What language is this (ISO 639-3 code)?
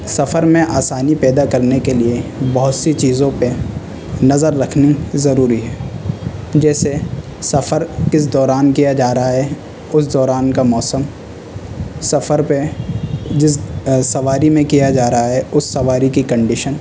urd